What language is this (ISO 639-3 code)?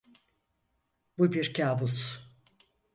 tur